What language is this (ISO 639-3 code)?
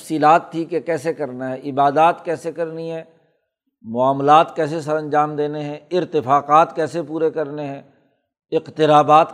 urd